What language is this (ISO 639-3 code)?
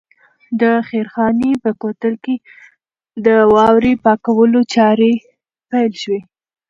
pus